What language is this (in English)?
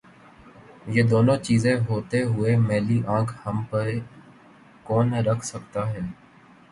Urdu